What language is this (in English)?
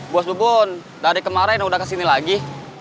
Indonesian